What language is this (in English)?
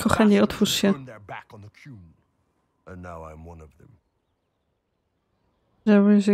Polish